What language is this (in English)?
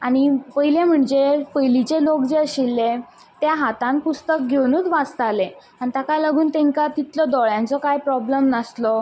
Konkani